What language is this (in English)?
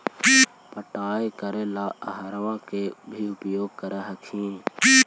Magahi